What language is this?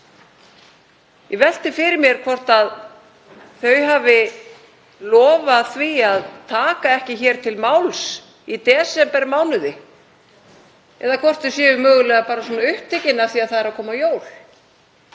Icelandic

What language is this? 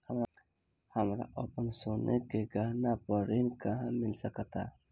Bhojpuri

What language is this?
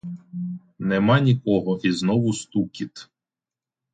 Ukrainian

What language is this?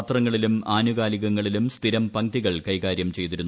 Malayalam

